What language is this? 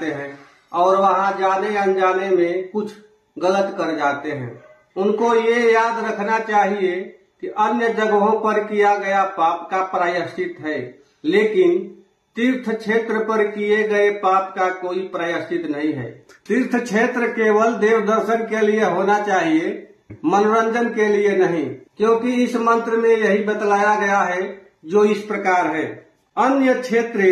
Hindi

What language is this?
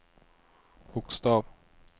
Swedish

